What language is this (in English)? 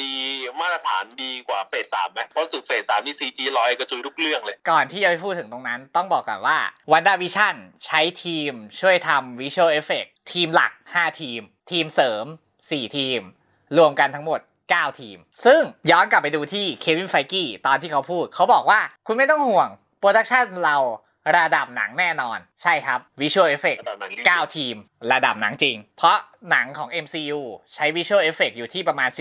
Thai